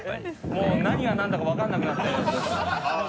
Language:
Japanese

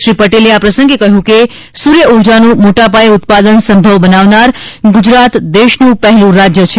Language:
Gujarati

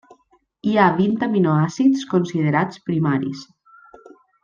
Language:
Catalan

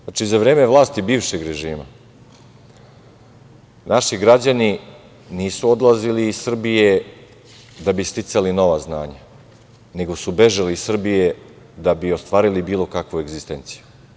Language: Serbian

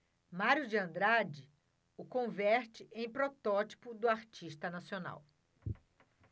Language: Portuguese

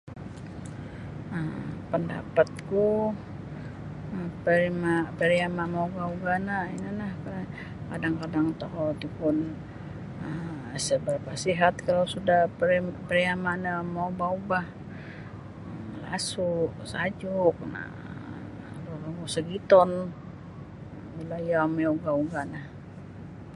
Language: Sabah Bisaya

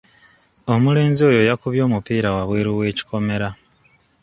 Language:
Ganda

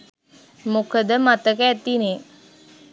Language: Sinhala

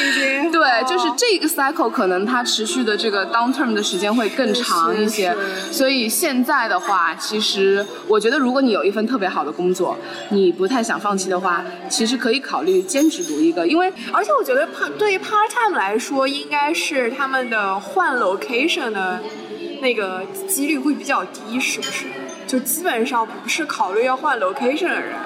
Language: Chinese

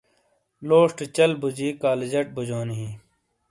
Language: Shina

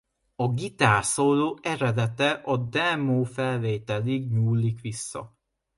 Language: Hungarian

